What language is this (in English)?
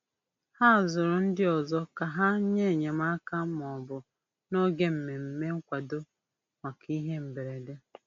Igbo